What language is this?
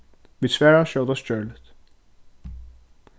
Faroese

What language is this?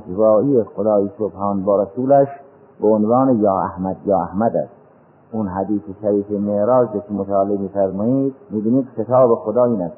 Persian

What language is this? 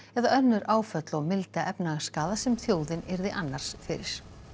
Icelandic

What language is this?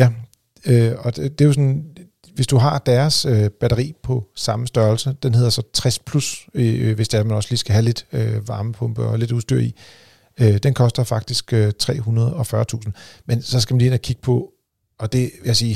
Danish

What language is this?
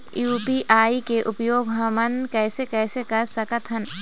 Chhattisgarhi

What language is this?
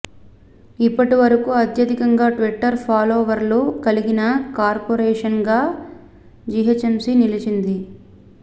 Telugu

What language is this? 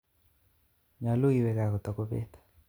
Kalenjin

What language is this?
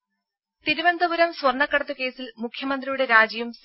Malayalam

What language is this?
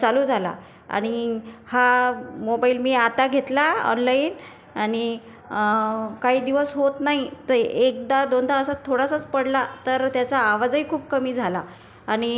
Marathi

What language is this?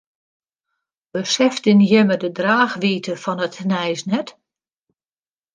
Western Frisian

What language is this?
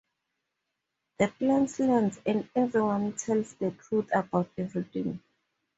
English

